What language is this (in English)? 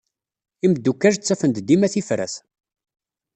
Kabyle